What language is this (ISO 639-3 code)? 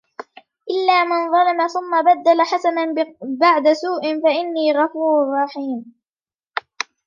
ara